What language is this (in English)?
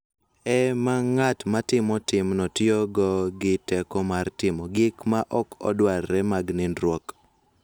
Luo (Kenya and Tanzania)